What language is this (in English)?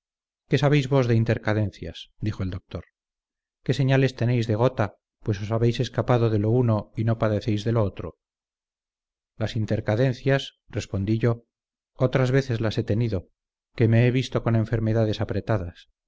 Spanish